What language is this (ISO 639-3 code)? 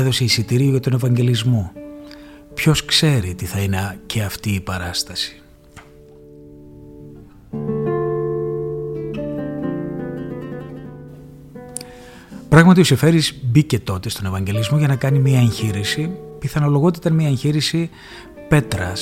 ell